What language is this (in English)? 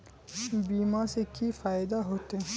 Magahi